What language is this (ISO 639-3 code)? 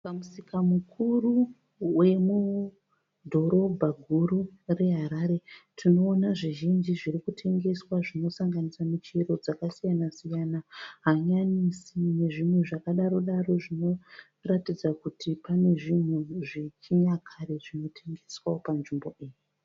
sna